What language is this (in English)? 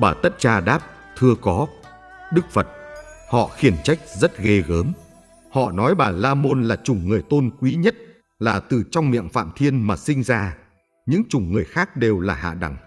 Vietnamese